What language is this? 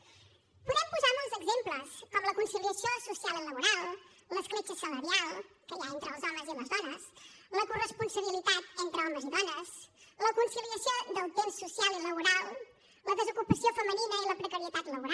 Catalan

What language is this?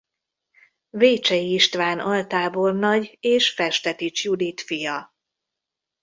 Hungarian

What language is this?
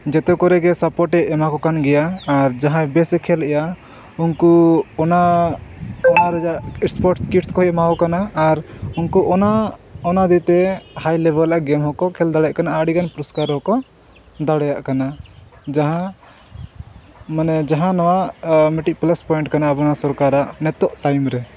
Santali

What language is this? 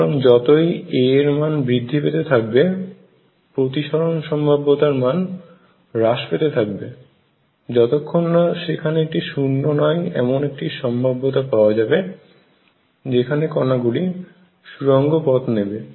Bangla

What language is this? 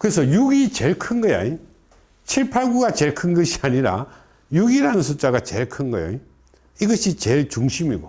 Korean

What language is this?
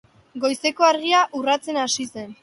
Basque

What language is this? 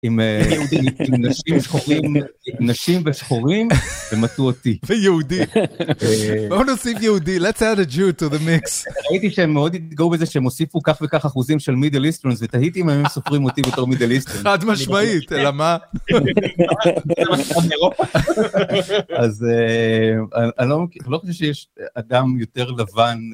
Hebrew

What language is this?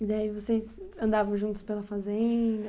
Portuguese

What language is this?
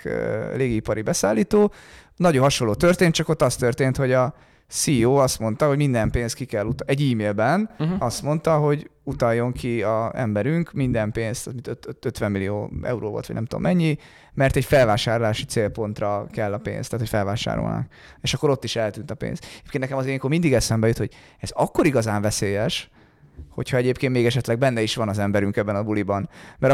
Hungarian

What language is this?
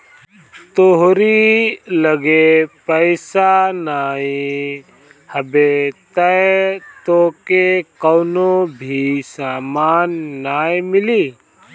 Bhojpuri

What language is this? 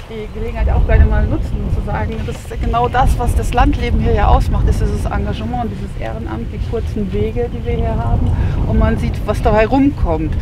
German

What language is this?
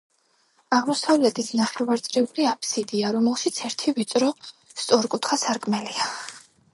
Georgian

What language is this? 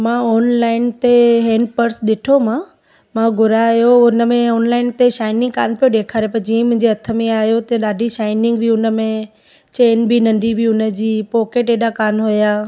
Sindhi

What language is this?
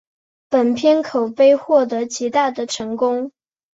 Chinese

